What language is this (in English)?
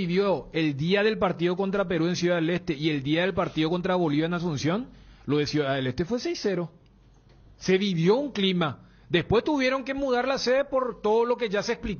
Spanish